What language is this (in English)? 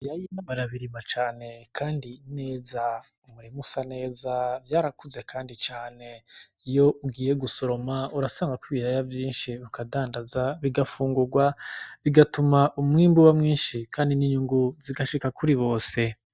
Rundi